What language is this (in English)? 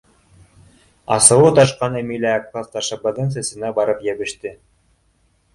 Bashkir